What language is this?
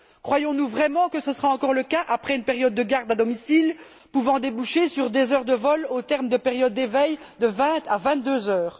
French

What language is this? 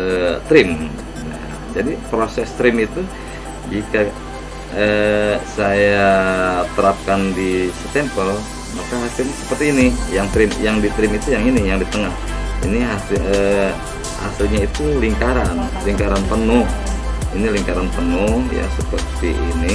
Indonesian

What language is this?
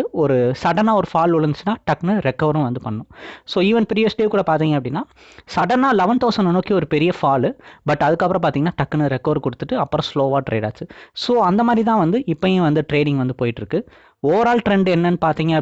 Indonesian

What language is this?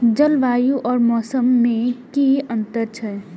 Maithili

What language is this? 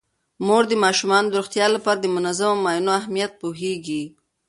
Pashto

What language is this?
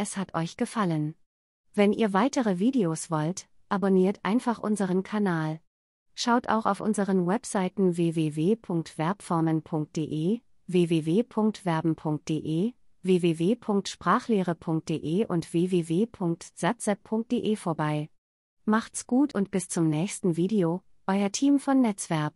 German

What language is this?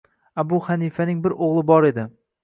Uzbek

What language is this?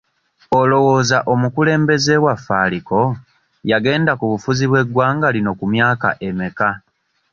Ganda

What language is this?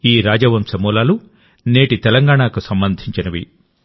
Telugu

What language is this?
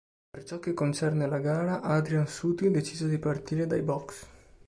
Italian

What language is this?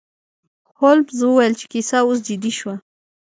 Pashto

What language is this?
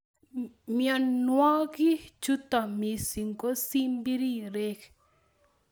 Kalenjin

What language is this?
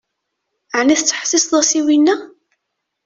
Kabyle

